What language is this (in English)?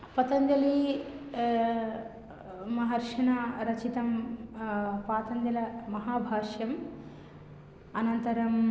Sanskrit